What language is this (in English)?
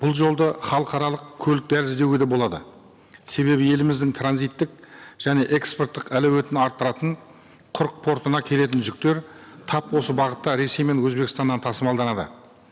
Kazakh